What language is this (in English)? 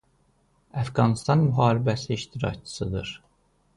Azerbaijani